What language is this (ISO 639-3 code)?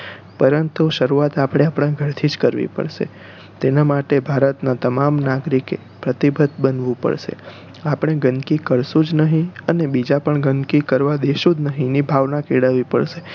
guj